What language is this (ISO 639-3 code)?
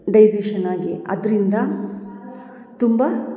kan